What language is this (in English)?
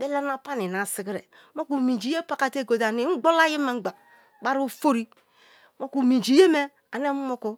Kalabari